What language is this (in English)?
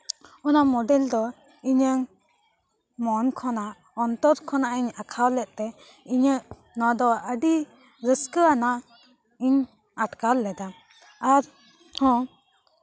Santali